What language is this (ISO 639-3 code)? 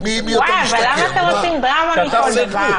heb